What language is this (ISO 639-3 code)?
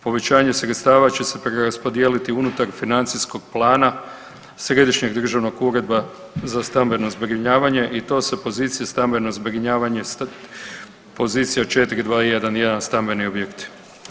hrv